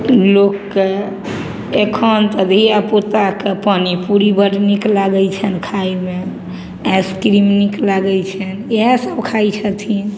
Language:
Maithili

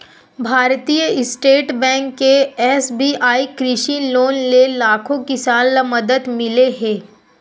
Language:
Chhattisgarhi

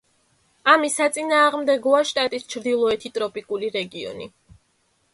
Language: Georgian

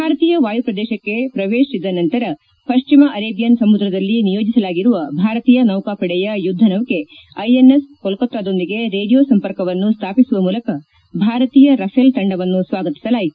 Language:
Kannada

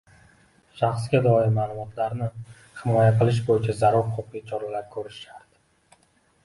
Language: Uzbek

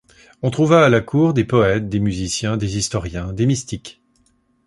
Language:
French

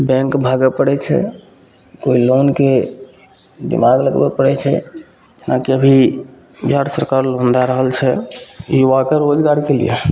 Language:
Maithili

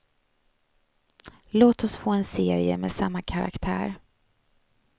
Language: Swedish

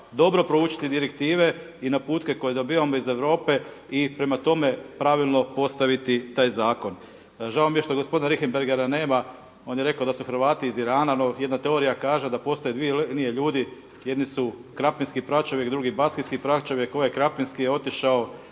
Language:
Croatian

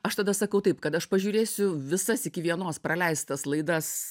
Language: Lithuanian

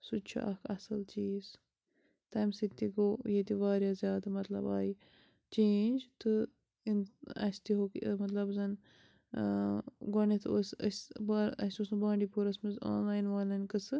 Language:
Kashmiri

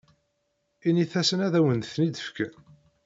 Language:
Kabyle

